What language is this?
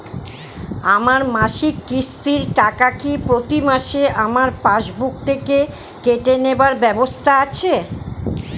Bangla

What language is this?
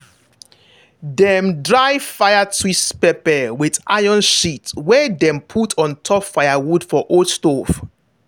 Nigerian Pidgin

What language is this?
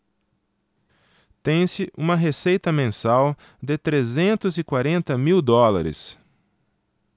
Portuguese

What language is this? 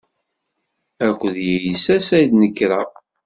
Kabyle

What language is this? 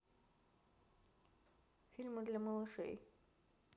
Russian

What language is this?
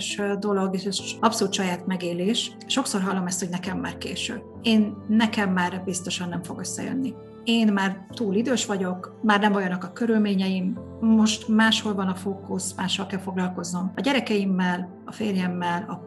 Hungarian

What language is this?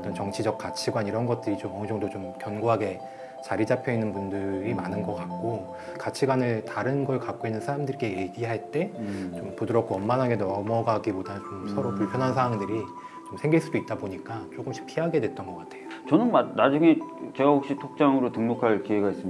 Korean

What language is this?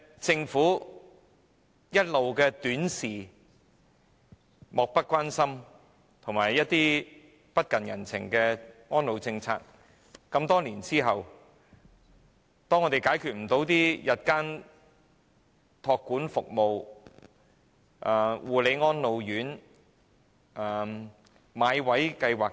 Cantonese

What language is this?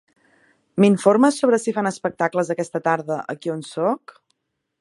Catalan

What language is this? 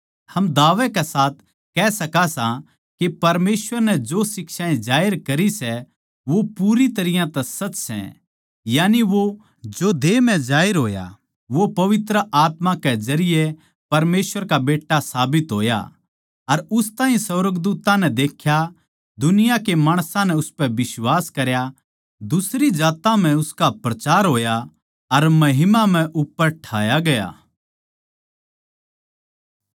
Haryanvi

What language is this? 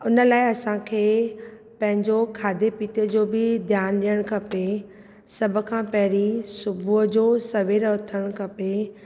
Sindhi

